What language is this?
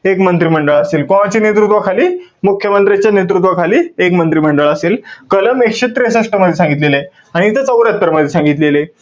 Marathi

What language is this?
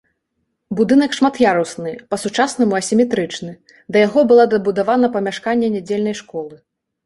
Belarusian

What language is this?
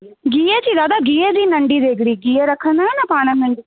Sindhi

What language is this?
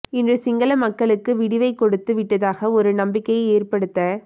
Tamil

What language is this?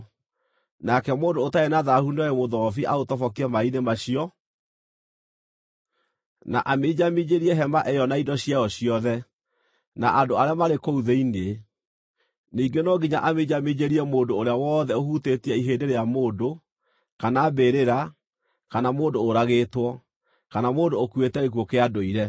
Kikuyu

